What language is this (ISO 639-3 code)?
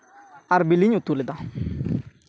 sat